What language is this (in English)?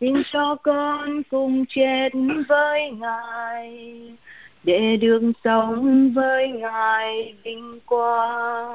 Vietnamese